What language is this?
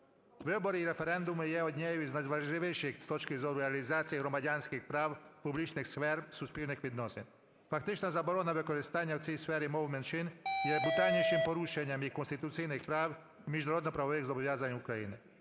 Ukrainian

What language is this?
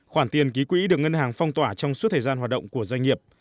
Vietnamese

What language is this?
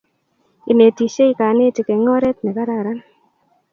Kalenjin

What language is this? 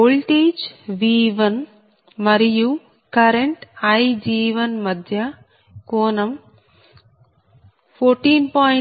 Telugu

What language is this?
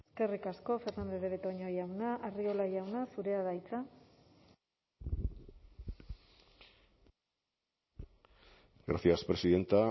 Basque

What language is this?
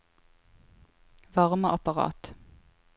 Norwegian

